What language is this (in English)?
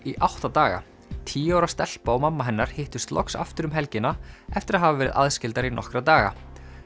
Icelandic